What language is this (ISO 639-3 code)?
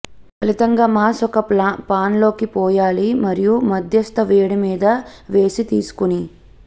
tel